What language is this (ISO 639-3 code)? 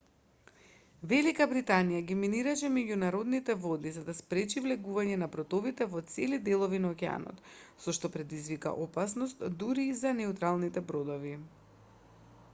mkd